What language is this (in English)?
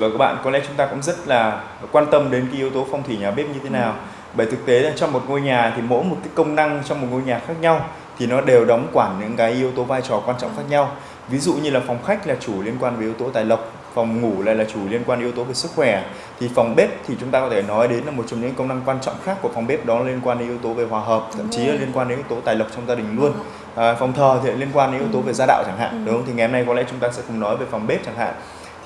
Vietnamese